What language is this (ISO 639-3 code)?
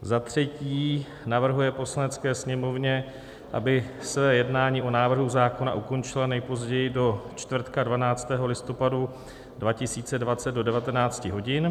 ces